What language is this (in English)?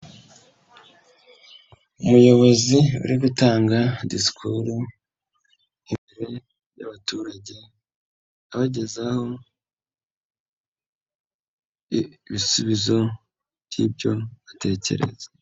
Kinyarwanda